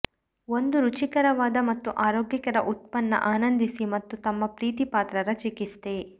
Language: Kannada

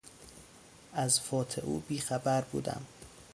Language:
Persian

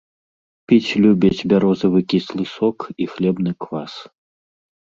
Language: Belarusian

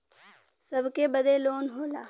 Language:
Bhojpuri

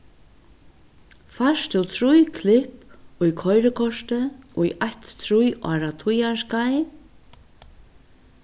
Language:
Faroese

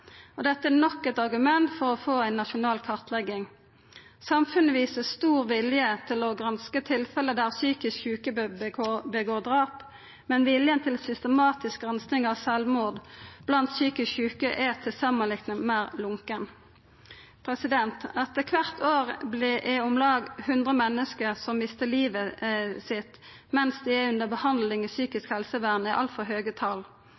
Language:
Norwegian Nynorsk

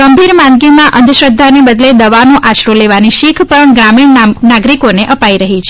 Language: Gujarati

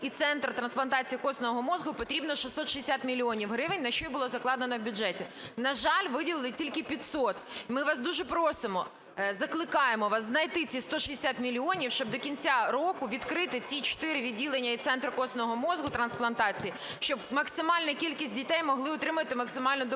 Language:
Ukrainian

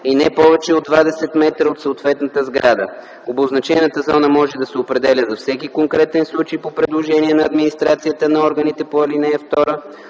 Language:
Bulgarian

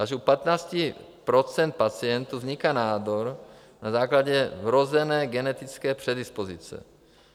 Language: Czech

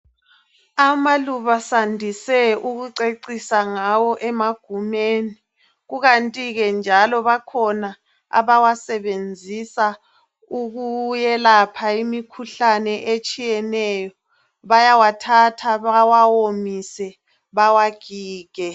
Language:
North Ndebele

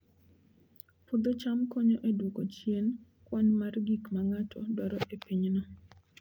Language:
Luo (Kenya and Tanzania)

